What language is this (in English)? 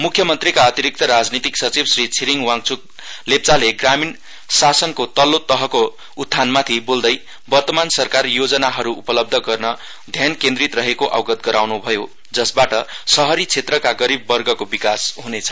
Nepali